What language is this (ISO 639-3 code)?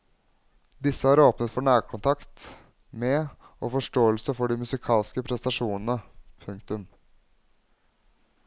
nor